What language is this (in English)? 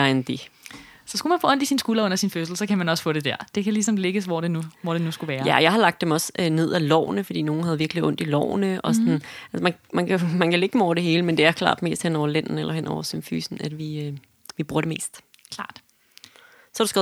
Danish